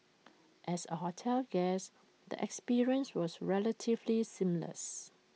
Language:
English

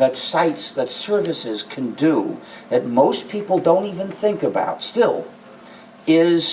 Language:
English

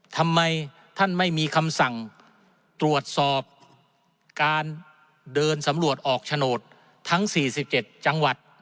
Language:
Thai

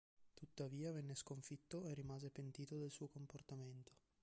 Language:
Italian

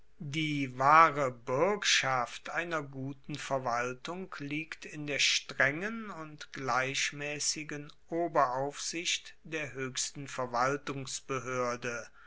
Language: German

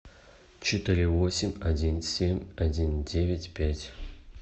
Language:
Russian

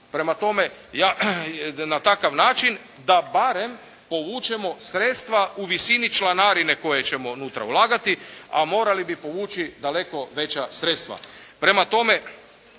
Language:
Croatian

